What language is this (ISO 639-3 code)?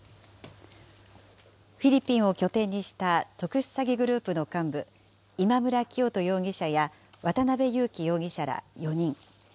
jpn